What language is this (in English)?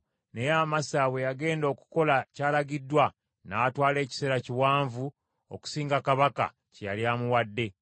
Ganda